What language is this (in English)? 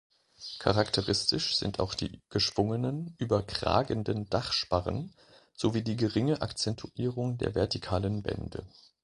German